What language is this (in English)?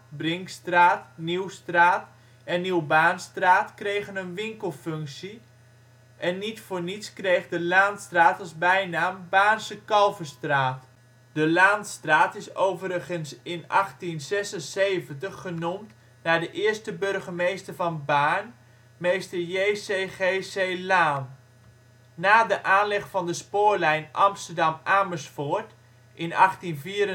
Dutch